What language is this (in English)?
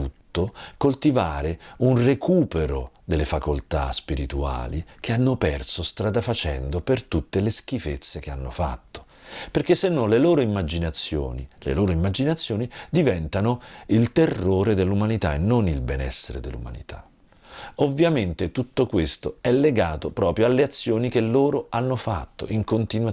Italian